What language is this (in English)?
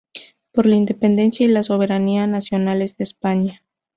Spanish